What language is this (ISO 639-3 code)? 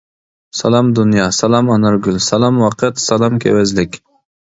uig